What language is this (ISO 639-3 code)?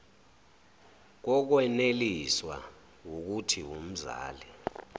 zul